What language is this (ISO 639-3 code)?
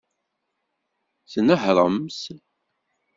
kab